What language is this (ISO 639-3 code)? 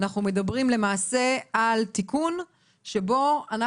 heb